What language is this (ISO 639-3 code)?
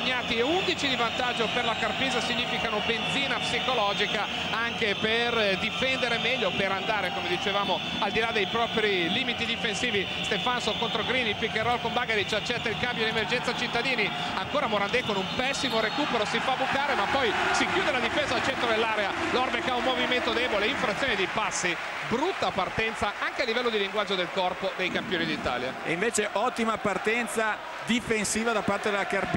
ita